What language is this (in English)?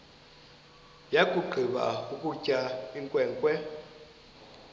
Xhosa